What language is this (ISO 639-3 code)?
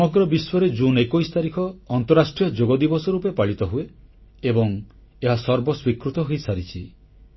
ori